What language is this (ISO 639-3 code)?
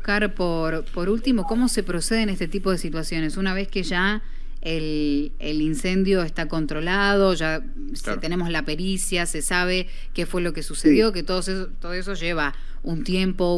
spa